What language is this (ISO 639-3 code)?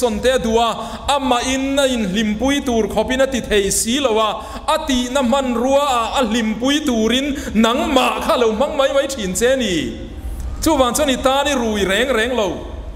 tha